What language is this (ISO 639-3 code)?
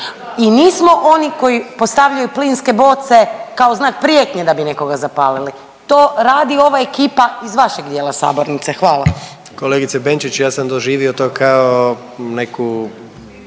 hrv